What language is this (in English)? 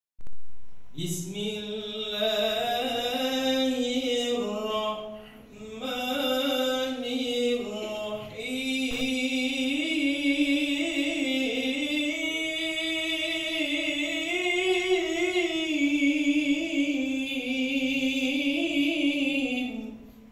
Arabic